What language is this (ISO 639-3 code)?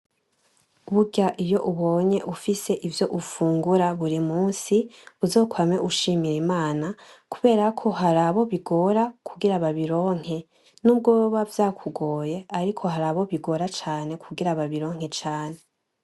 run